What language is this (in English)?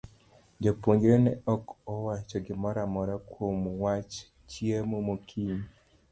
Luo (Kenya and Tanzania)